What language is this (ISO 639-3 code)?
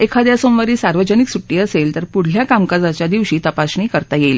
mar